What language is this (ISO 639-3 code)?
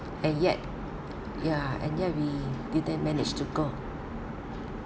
eng